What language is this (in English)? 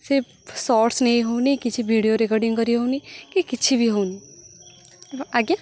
Odia